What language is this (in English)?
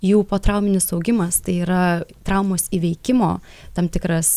Lithuanian